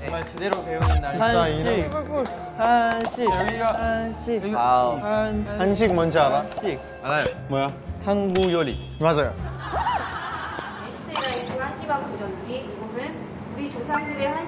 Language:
Korean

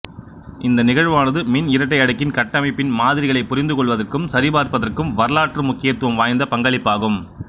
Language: Tamil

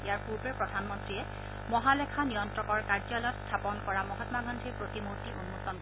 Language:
Assamese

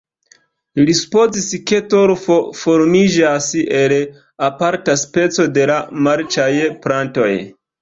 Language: Esperanto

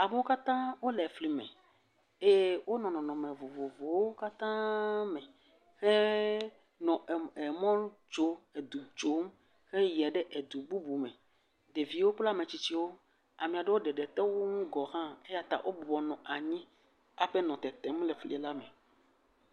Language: Ewe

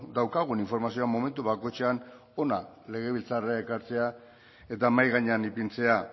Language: Basque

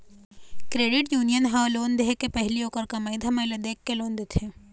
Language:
Chhattisgarhi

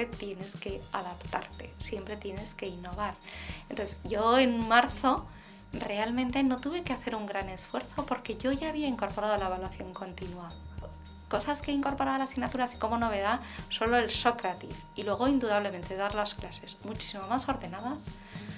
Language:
Spanish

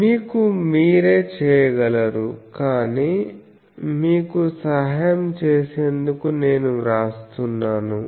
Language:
Telugu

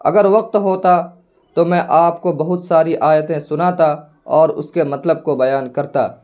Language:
Urdu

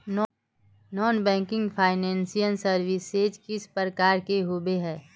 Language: Magahi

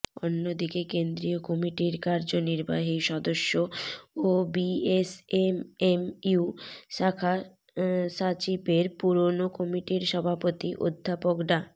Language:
Bangla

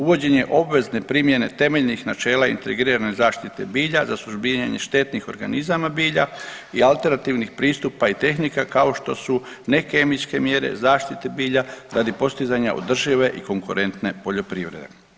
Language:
Croatian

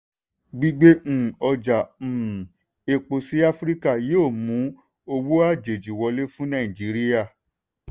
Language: Yoruba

